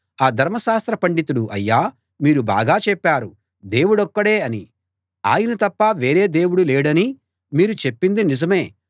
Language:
Telugu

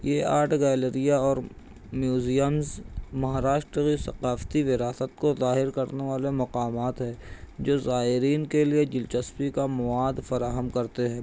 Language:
Urdu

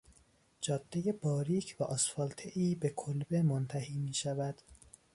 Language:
Persian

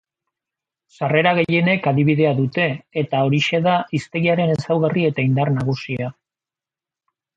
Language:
Basque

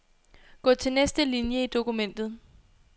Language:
Danish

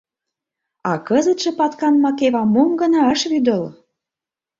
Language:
Mari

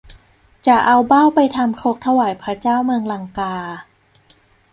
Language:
Thai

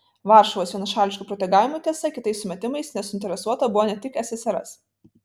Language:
Lithuanian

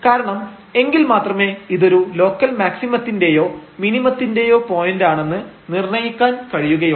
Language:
Malayalam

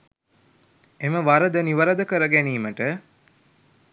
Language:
Sinhala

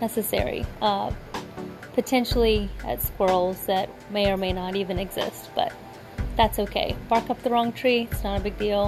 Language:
English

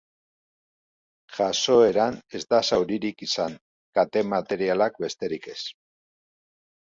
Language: Basque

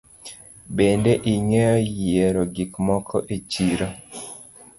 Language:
Luo (Kenya and Tanzania)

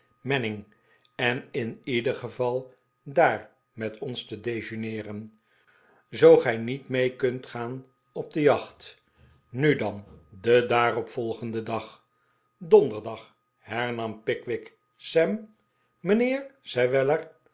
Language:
Dutch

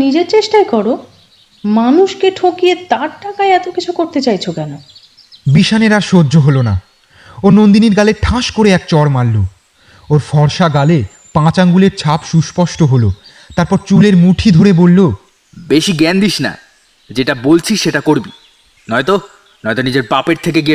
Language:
Bangla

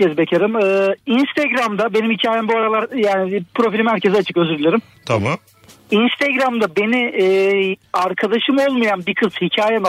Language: Turkish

